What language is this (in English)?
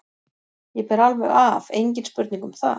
Icelandic